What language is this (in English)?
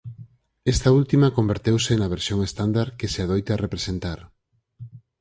Galician